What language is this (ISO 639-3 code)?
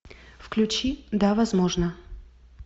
rus